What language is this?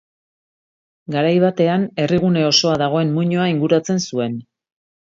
Basque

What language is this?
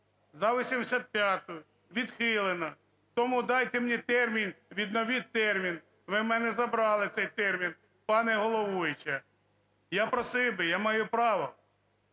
Ukrainian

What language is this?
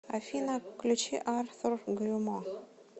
Russian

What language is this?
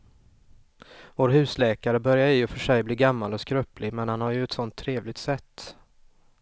Swedish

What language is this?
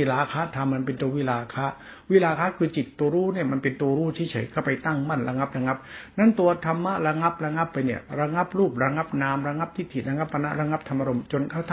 Thai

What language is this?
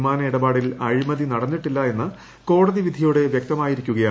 Malayalam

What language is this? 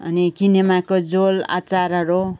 Nepali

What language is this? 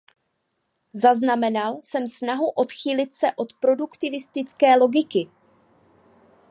Czech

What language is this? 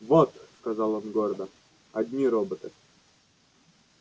Russian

